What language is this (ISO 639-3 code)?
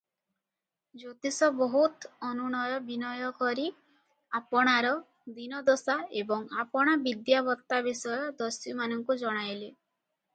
ori